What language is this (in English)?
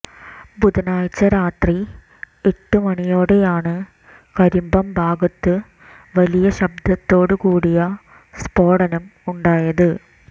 Malayalam